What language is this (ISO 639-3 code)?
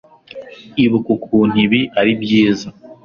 kin